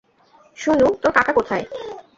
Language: Bangla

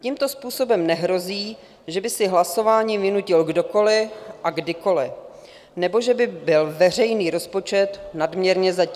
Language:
Czech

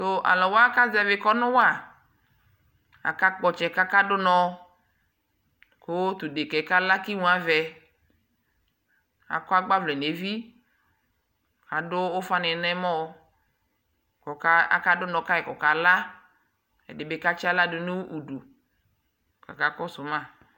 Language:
Ikposo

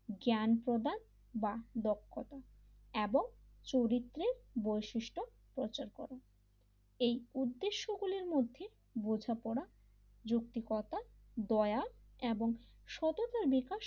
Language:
Bangla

